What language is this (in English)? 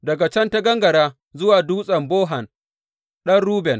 Hausa